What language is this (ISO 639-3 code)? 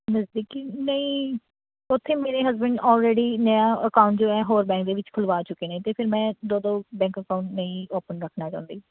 pan